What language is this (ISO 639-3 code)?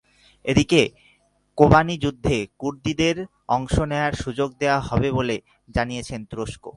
ben